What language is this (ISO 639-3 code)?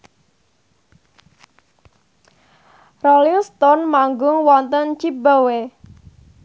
jav